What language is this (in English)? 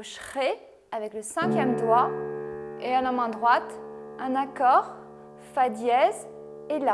French